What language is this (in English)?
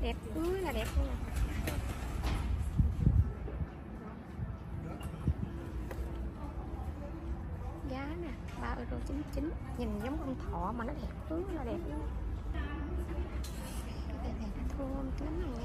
Vietnamese